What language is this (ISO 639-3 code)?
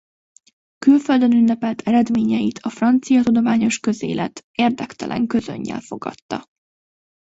hun